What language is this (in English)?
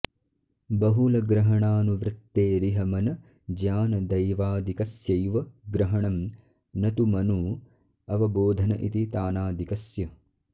Sanskrit